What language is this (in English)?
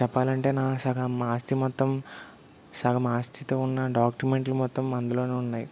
Telugu